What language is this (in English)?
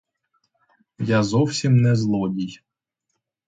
Ukrainian